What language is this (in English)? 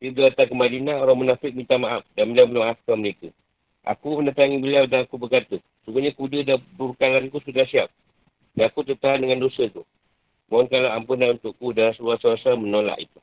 Malay